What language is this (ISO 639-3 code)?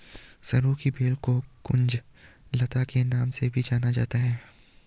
hin